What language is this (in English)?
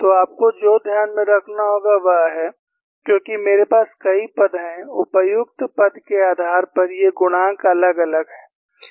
Hindi